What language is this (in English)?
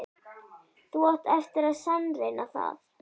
Icelandic